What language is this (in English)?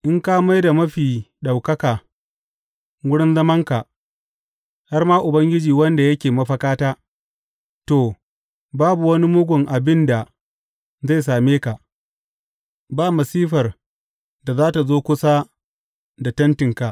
Hausa